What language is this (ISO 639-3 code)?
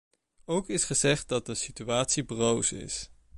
nld